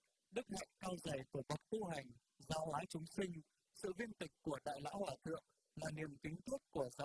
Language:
Vietnamese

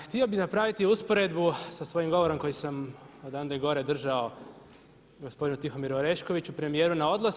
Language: Croatian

